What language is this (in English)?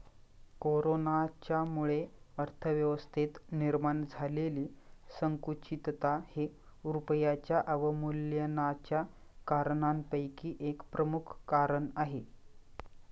Marathi